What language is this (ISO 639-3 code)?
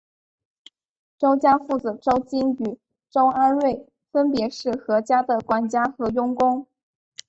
zho